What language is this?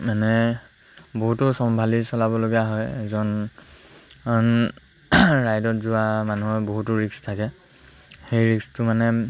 Assamese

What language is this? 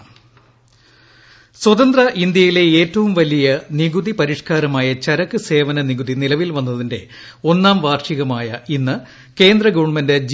Malayalam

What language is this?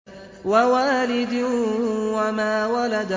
Arabic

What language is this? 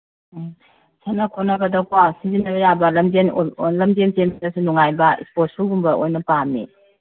Manipuri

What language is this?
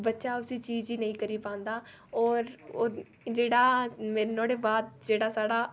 Dogri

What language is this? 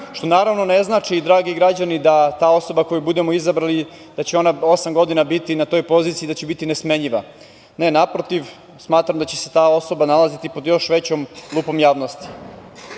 Serbian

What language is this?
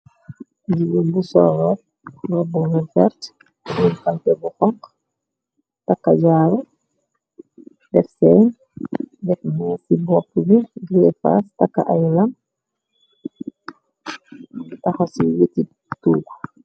Wolof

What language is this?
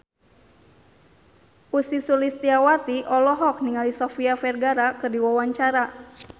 Sundanese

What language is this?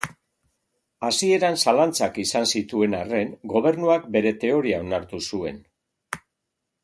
Basque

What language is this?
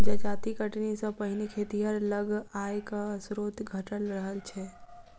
Maithili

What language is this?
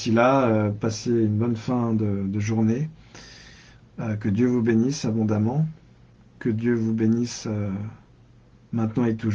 French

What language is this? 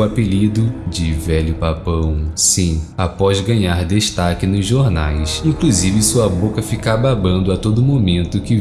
Portuguese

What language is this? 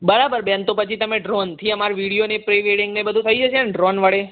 Gujarati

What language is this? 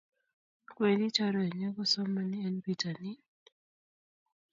Kalenjin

